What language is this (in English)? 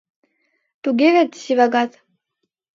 Mari